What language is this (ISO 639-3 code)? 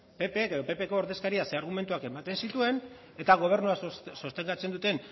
eus